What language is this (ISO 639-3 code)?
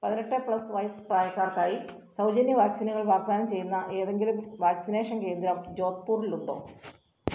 mal